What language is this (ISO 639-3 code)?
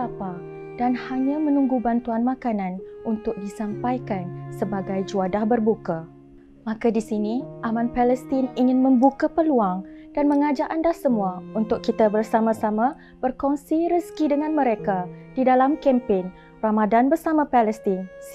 msa